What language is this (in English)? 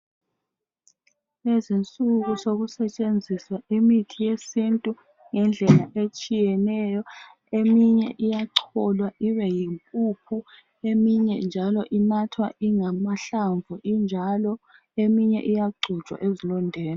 North Ndebele